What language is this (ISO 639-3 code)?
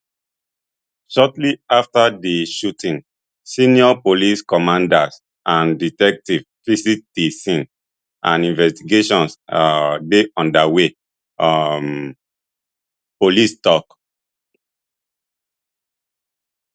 pcm